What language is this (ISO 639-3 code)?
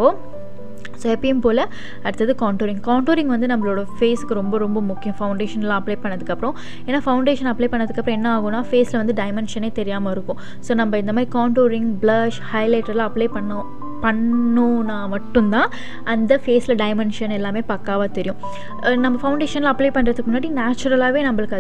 ind